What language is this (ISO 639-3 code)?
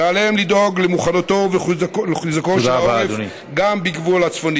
heb